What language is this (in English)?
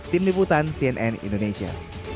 Indonesian